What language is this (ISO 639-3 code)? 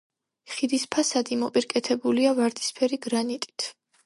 kat